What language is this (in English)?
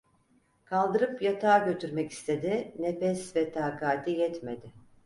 Turkish